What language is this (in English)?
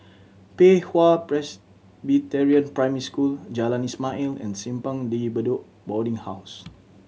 English